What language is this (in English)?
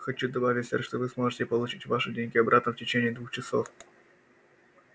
Russian